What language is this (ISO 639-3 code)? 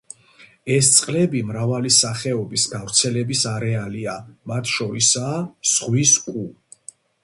kat